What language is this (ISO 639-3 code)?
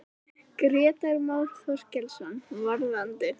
isl